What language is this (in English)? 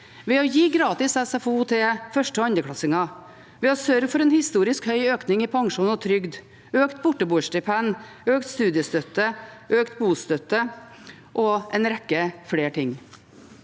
Norwegian